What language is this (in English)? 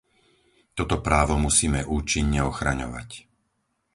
Slovak